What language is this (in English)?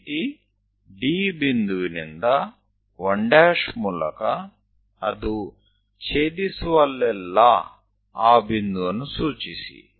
Gujarati